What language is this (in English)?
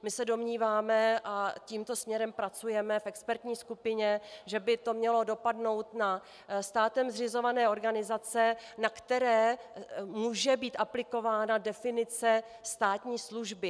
Czech